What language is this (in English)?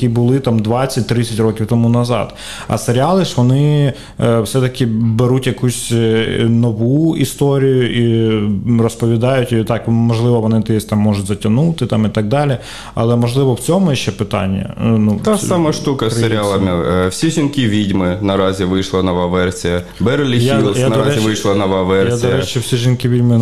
Ukrainian